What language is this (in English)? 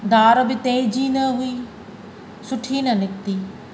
Sindhi